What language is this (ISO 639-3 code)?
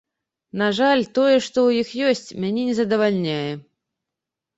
bel